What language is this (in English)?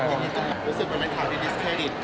Thai